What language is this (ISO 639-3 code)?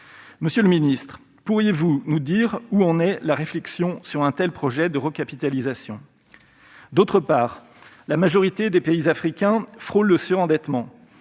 fra